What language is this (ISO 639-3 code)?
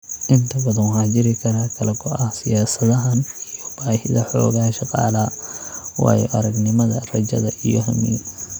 som